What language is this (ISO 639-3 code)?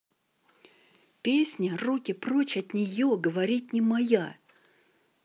rus